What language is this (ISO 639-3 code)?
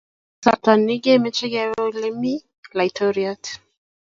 kln